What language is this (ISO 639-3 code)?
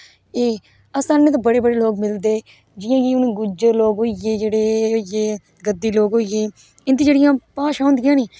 doi